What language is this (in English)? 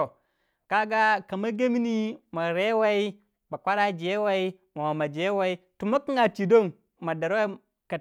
Waja